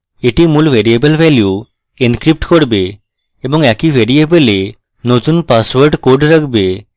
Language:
Bangla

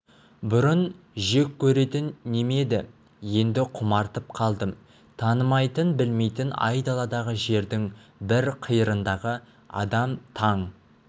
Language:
Kazakh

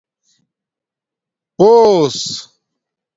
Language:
Domaaki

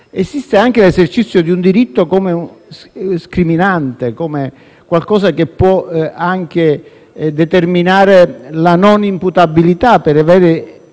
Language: Italian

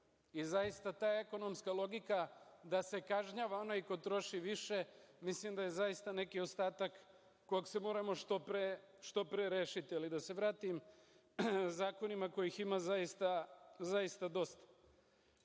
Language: Serbian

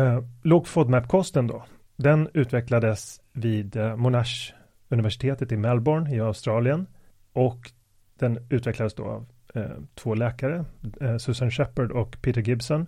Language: Swedish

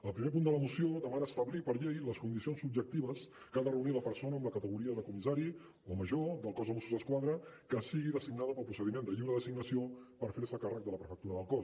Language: Catalan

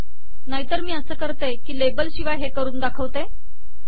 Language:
Marathi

